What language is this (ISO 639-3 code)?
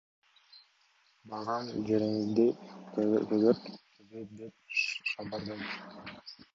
kir